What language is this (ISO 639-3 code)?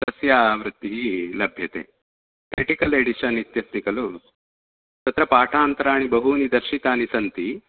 san